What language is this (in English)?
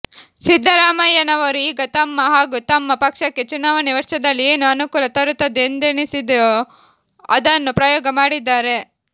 Kannada